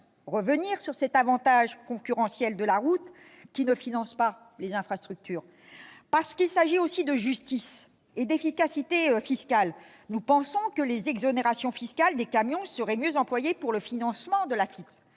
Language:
French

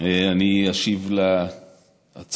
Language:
Hebrew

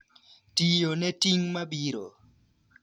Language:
Luo (Kenya and Tanzania)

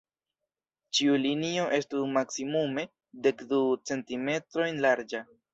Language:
Esperanto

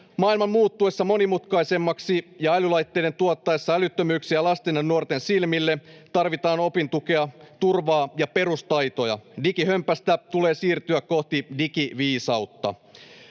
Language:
Finnish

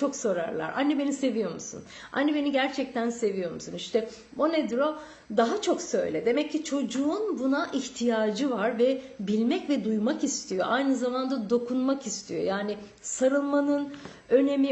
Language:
Turkish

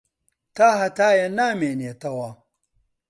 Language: Central Kurdish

